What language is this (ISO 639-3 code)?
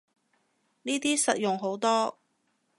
yue